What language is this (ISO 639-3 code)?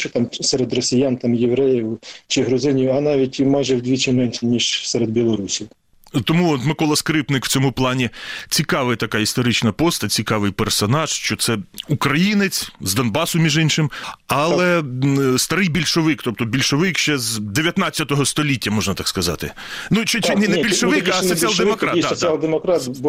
ukr